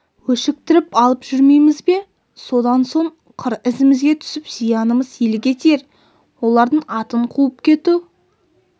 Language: Kazakh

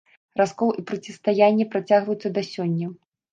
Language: Belarusian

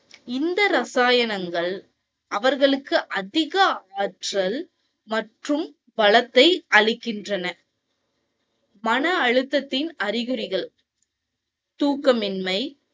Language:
Tamil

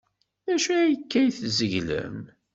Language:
Kabyle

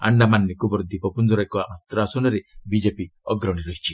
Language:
Odia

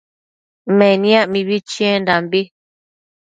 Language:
Matsés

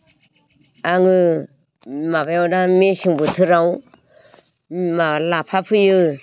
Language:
Bodo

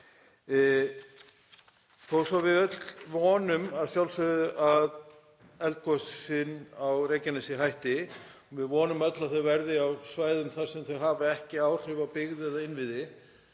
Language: Icelandic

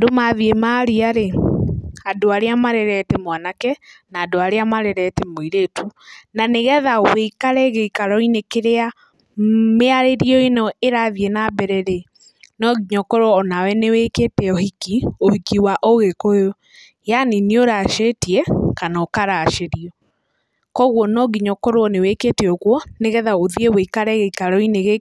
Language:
Kikuyu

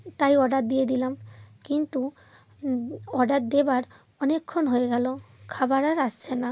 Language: Bangla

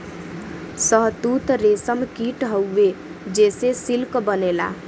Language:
Bhojpuri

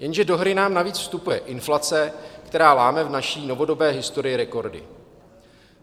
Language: Czech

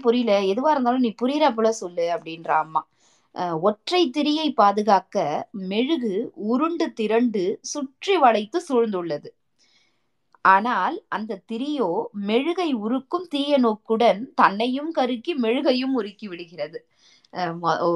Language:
Tamil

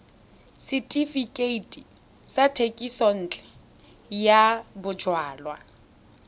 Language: Tswana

